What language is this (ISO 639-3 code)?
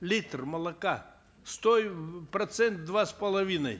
kaz